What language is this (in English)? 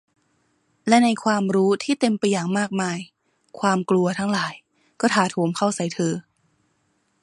Thai